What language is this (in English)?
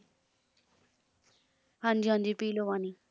Punjabi